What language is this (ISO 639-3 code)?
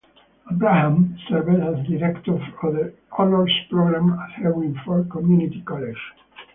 eng